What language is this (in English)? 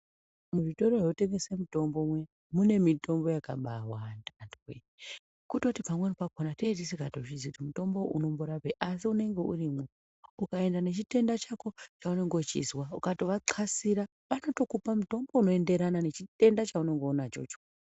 Ndau